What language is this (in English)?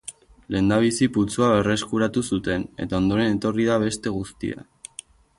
Basque